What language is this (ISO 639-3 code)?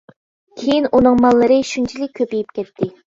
uig